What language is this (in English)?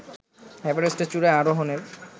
Bangla